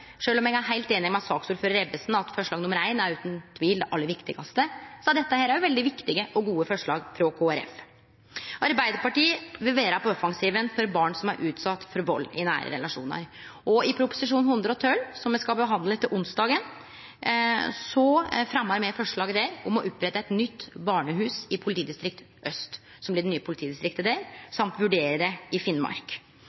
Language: Norwegian Nynorsk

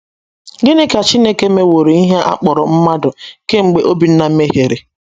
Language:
Igbo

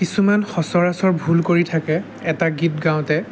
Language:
Assamese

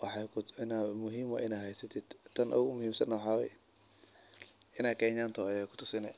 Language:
Somali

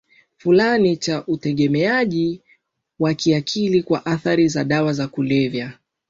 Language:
Swahili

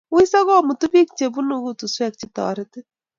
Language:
Kalenjin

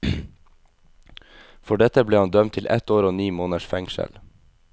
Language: Norwegian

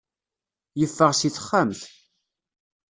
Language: Kabyle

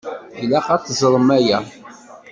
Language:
Kabyle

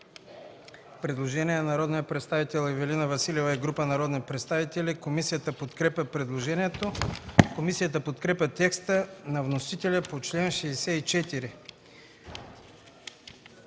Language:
Bulgarian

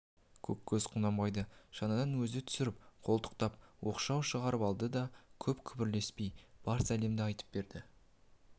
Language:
Kazakh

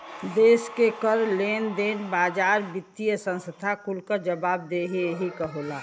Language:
Bhojpuri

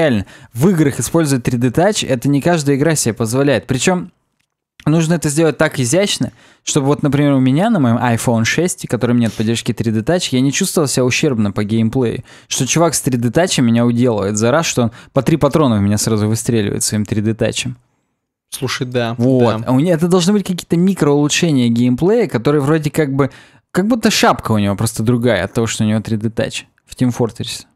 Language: Russian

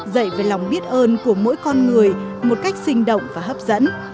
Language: Vietnamese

